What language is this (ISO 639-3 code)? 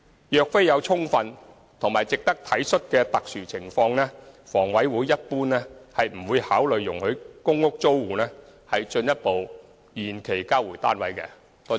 yue